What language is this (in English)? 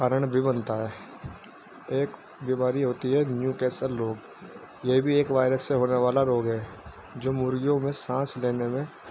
Urdu